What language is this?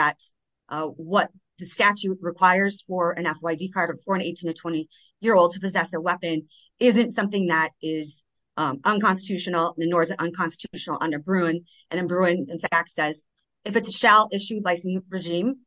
English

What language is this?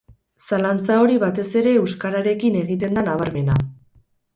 Basque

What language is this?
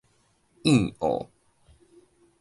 Min Nan Chinese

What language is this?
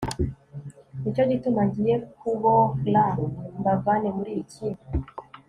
Kinyarwanda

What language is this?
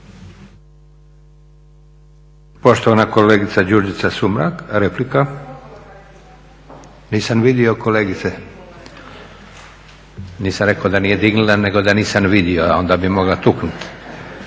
Croatian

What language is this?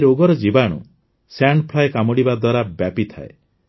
Odia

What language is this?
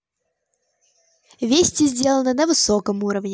Russian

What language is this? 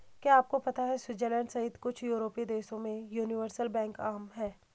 Hindi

